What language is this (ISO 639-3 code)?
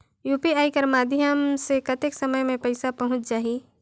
hne